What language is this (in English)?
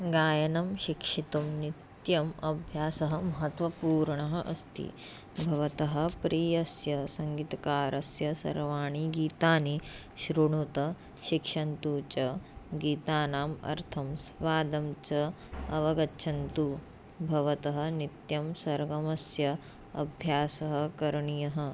Sanskrit